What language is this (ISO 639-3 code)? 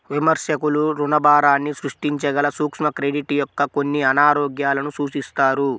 tel